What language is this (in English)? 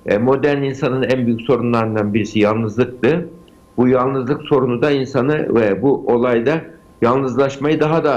Turkish